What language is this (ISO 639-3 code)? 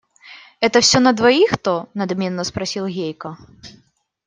rus